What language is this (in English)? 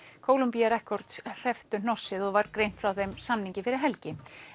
Icelandic